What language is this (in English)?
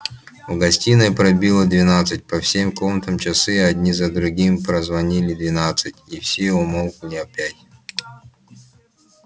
Russian